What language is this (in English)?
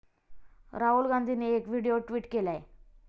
Marathi